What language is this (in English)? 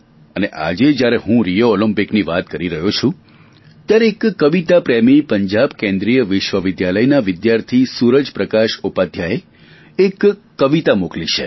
Gujarati